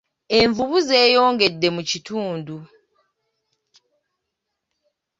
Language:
Ganda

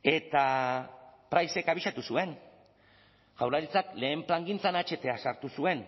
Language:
Basque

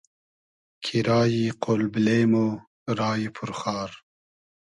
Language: Hazaragi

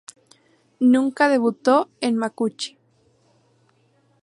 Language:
Spanish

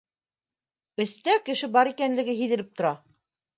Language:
Bashkir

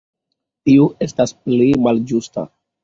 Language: Esperanto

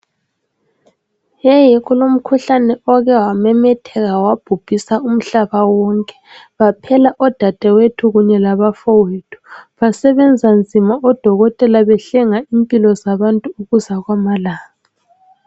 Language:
North Ndebele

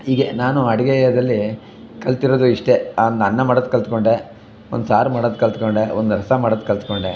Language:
Kannada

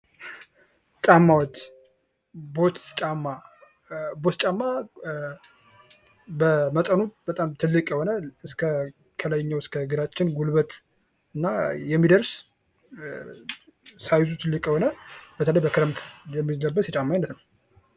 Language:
Amharic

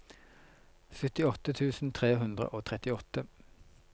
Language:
Norwegian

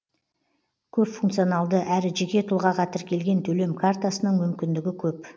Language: Kazakh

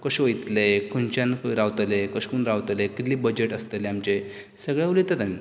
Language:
Konkani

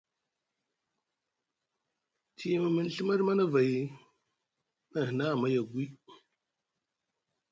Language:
Musgu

